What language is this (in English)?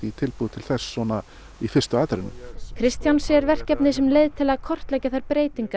Icelandic